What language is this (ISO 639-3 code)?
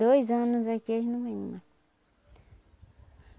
por